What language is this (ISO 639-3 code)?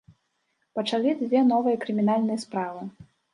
bel